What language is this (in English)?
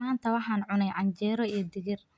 Somali